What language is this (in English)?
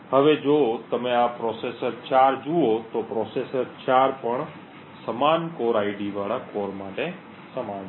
Gujarati